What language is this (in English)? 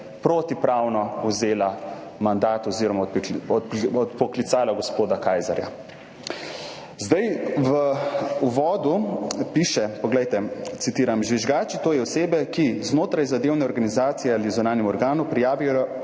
Slovenian